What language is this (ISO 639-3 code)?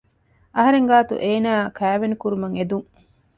div